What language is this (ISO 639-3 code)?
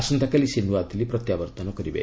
ori